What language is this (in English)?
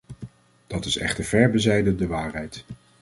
Dutch